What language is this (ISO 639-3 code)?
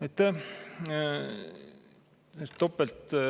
est